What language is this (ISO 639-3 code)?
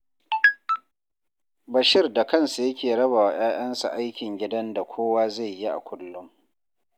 hau